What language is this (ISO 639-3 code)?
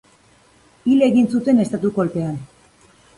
eus